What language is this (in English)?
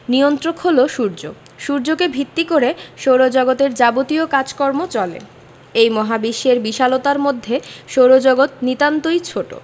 Bangla